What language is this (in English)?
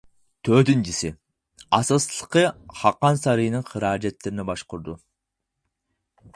Uyghur